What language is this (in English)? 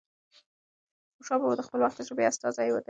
Pashto